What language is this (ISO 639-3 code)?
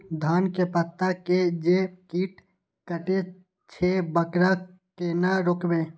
mai